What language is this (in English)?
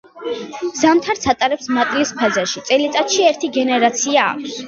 Georgian